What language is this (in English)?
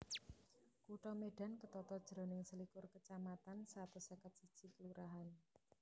Javanese